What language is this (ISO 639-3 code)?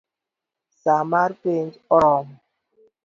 luo